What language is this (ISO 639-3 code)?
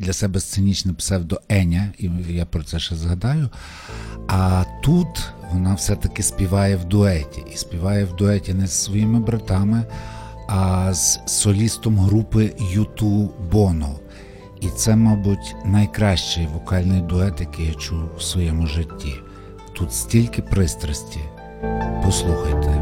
ukr